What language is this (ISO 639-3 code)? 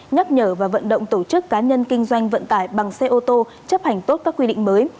vie